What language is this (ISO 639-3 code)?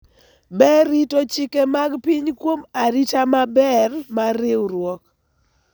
luo